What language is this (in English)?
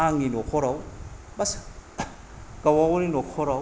Bodo